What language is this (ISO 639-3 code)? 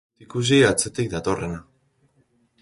eus